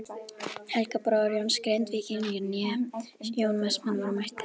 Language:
Icelandic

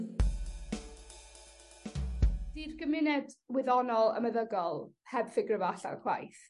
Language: Welsh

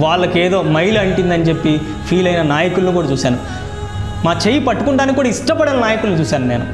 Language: Telugu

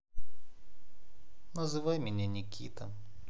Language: Russian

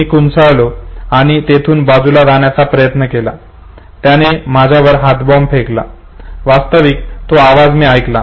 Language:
Marathi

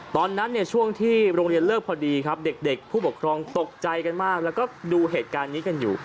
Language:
Thai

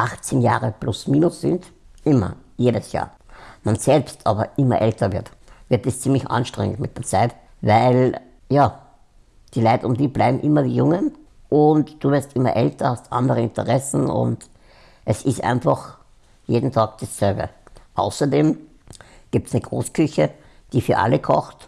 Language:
German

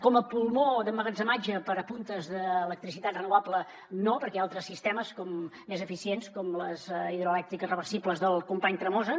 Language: Catalan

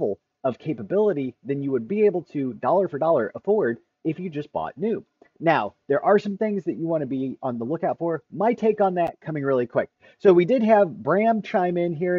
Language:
English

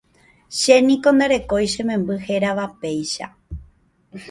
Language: Guarani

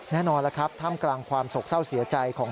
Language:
Thai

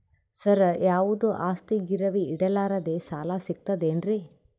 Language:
Kannada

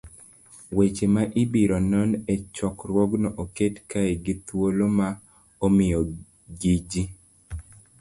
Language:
Luo (Kenya and Tanzania)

